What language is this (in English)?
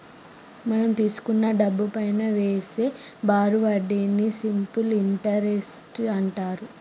Telugu